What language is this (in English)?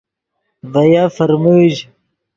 Yidgha